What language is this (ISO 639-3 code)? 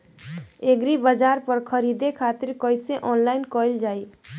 bho